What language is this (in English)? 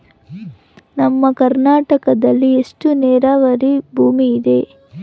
Kannada